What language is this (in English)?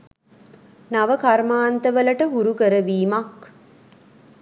Sinhala